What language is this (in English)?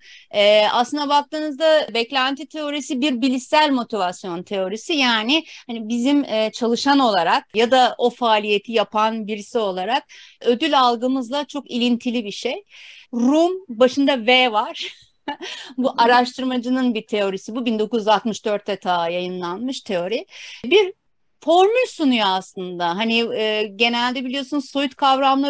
Turkish